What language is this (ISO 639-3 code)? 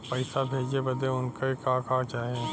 bho